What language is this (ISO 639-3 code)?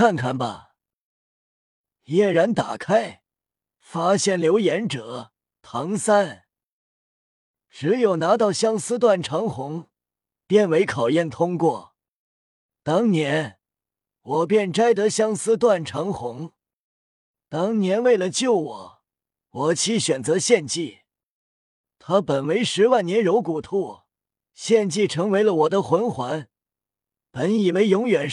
zho